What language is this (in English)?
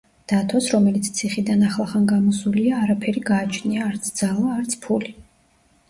Georgian